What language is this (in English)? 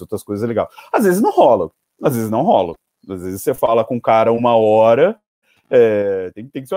Portuguese